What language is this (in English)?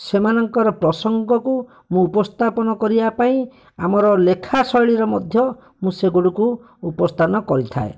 Odia